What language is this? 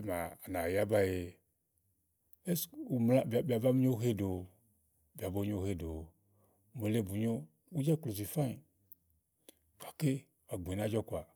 Igo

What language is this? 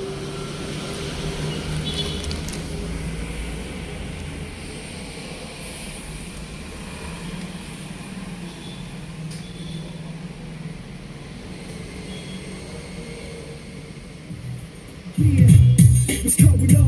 Malayalam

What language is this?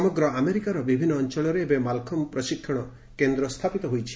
Odia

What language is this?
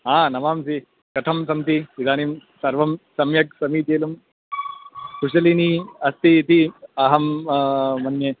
Sanskrit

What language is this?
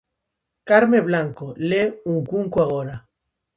Galician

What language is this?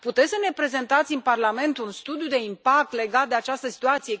Romanian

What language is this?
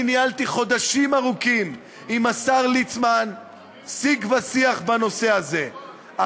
Hebrew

